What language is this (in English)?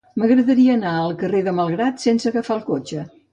Catalan